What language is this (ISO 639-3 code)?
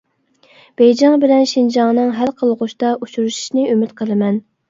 uig